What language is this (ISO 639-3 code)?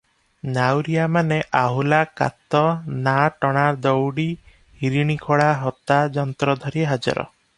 ori